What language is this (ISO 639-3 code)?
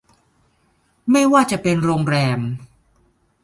tha